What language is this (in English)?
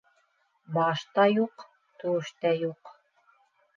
Bashkir